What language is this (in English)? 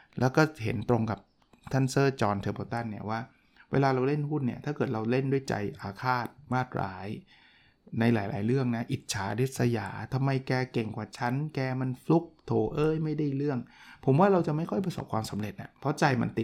Thai